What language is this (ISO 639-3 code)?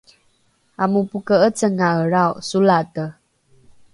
dru